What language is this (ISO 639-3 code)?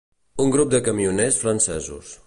cat